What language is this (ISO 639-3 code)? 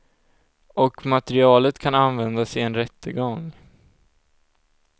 swe